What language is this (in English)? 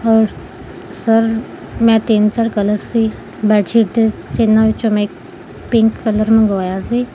Punjabi